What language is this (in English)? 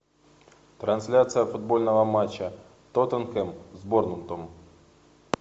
Russian